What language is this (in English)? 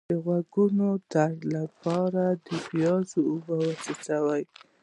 Pashto